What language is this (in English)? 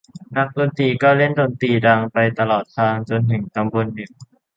Thai